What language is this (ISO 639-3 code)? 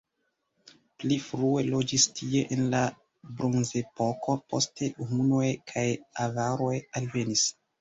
epo